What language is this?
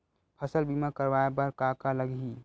Chhattisgarhi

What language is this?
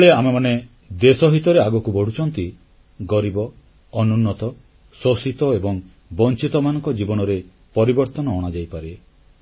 Odia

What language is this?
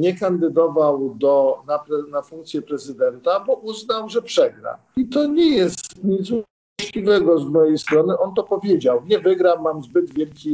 Polish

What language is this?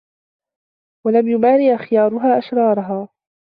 Arabic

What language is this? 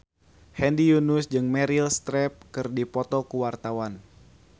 Sundanese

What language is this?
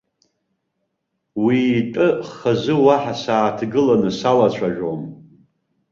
Abkhazian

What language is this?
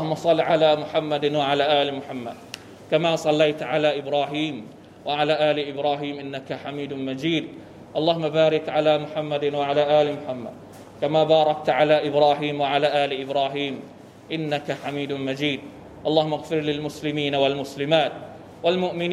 Thai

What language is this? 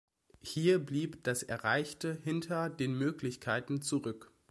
German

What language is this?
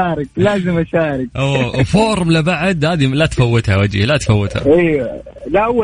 Arabic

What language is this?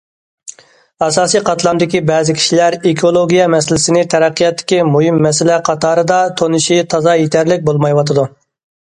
Uyghur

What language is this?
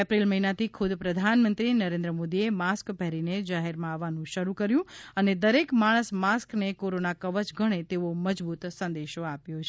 Gujarati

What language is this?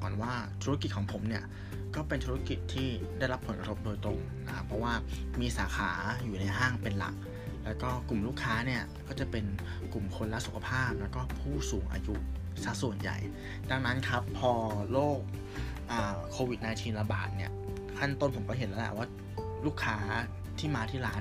Thai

